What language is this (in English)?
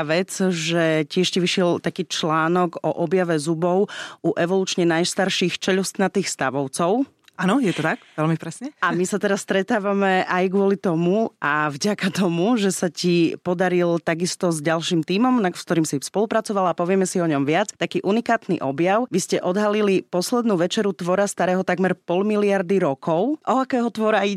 Slovak